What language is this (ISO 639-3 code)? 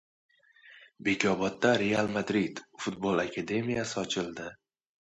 uzb